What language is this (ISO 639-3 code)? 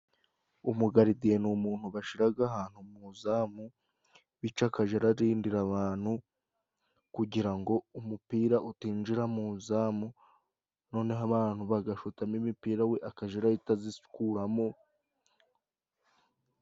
kin